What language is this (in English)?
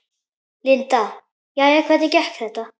Icelandic